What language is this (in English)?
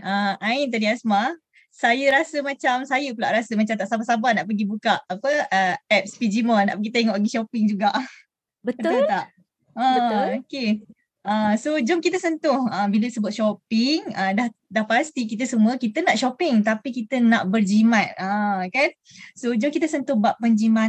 Malay